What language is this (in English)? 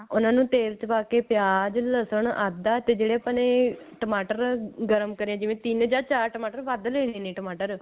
Punjabi